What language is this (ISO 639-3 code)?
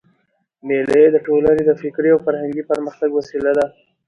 pus